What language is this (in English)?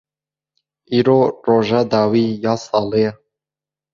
Kurdish